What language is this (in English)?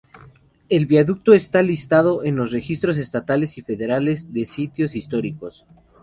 Spanish